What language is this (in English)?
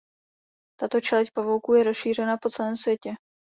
Czech